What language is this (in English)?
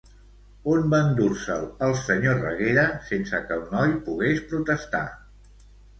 Catalan